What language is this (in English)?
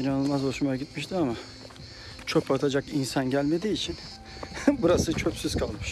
Turkish